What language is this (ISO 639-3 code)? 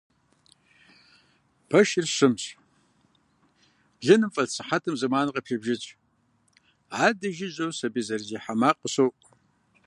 kbd